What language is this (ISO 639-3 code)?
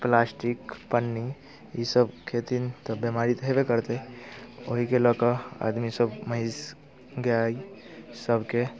mai